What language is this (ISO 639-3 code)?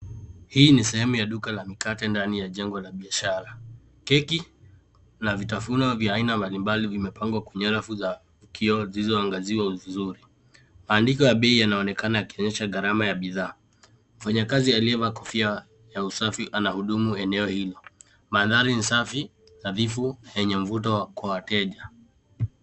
swa